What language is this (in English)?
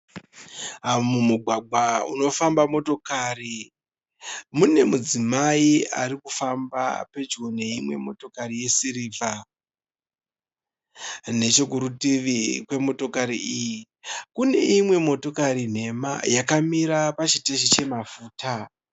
Shona